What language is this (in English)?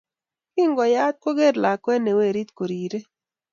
Kalenjin